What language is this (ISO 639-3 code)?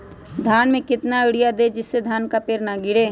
mag